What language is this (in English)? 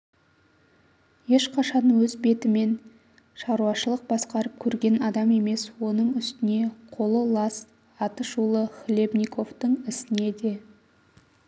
Kazakh